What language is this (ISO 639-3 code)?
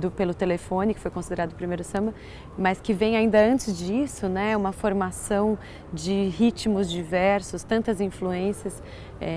por